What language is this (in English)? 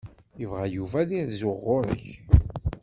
Kabyle